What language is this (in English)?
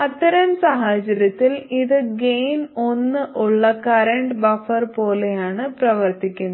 Malayalam